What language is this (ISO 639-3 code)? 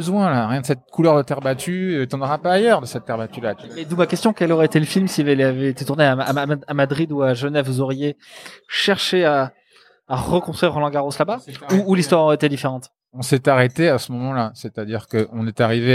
fra